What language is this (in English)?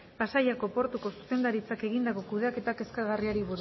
Basque